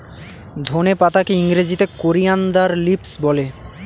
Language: Bangla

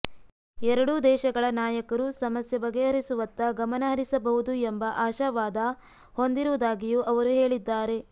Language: Kannada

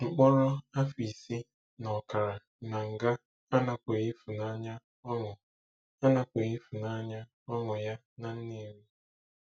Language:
Igbo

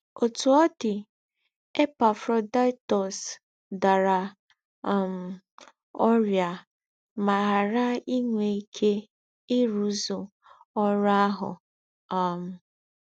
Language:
Igbo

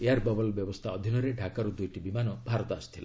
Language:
Odia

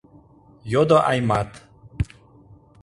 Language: Mari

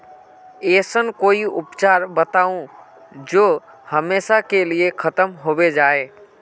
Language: Magahi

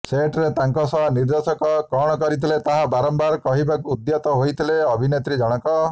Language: Odia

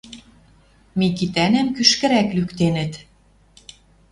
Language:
Western Mari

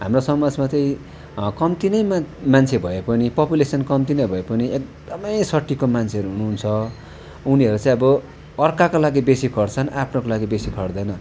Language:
Nepali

